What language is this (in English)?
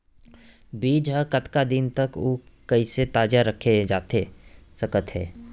Chhattisgarhi